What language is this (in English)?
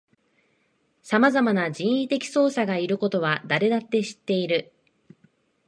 Japanese